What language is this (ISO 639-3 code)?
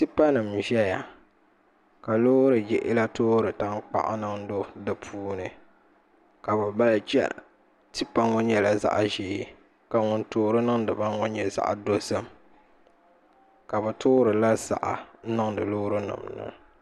dag